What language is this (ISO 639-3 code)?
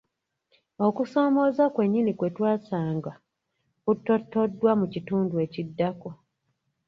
lug